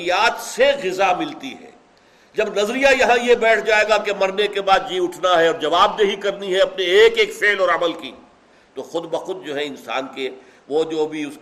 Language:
Urdu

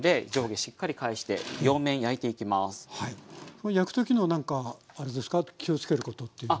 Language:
Japanese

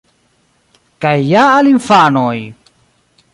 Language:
Esperanto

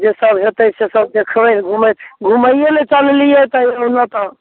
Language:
Maithili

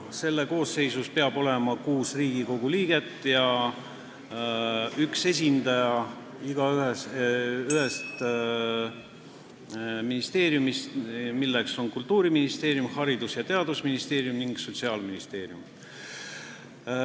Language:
Estonian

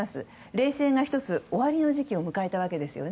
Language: Japanese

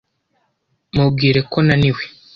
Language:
Kinyarwanda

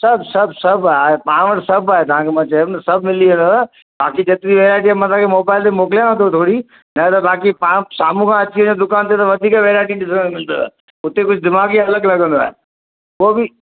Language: Sindhi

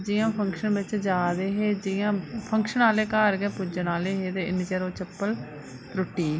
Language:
Dogri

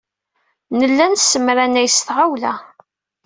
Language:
Kabyle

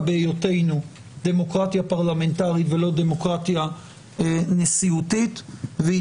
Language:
Hebrew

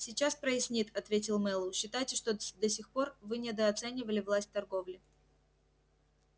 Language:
Russian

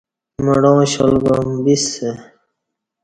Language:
Kati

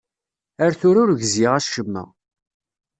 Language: Kabyle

